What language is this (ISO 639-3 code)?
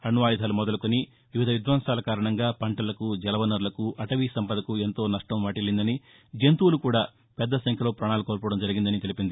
tel